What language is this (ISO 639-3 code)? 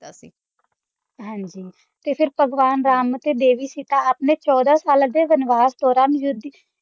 pan